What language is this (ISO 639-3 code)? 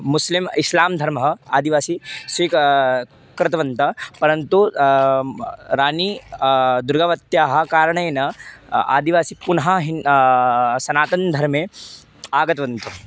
san